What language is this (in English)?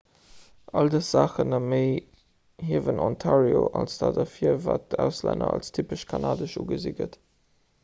Luxembourgish